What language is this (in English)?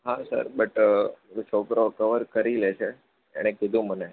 Gujarati